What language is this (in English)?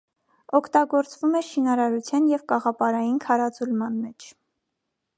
Armenian